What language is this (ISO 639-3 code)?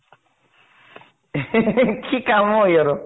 asm